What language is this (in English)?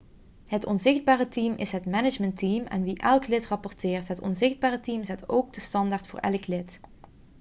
Dutch